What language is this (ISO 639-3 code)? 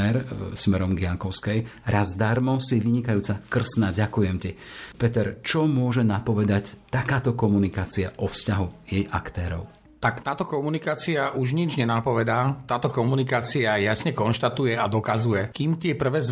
slk